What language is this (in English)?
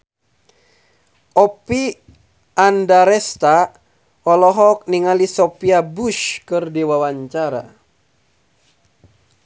Sundanese